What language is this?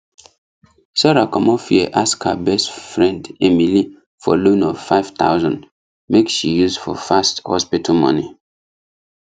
Nigerian Pidgin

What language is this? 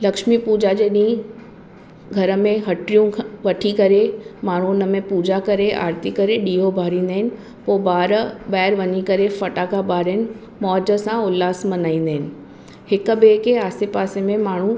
Sindhi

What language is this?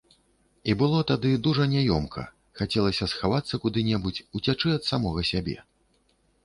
Belarusian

